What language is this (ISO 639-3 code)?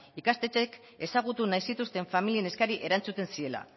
eus